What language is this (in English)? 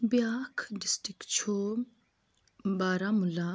Kashmiri